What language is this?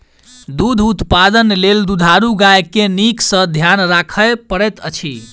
Maithili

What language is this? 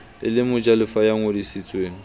Southern Sotho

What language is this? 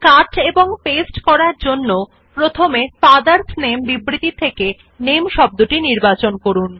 Bangla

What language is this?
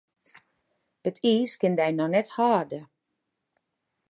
Western Frisian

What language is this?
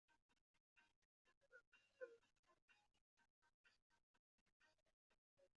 Chinese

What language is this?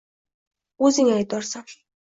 Uzbek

